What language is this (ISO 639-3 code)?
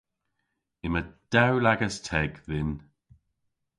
cor